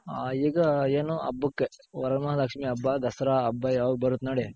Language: Kannada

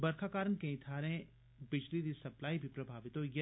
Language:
Dogri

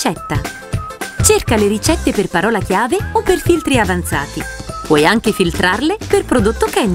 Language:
Italian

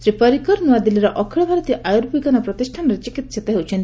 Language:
Odia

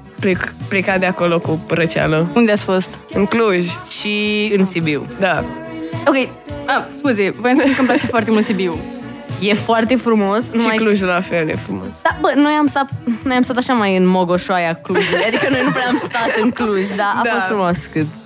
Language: Romanian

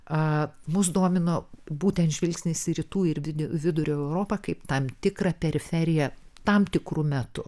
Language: Lithuanian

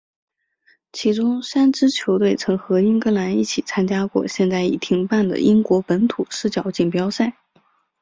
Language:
Chinese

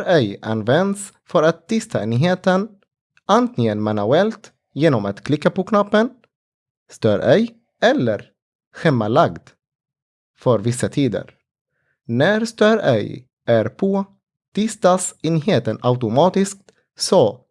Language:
Swedish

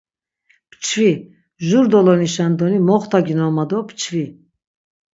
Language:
Laz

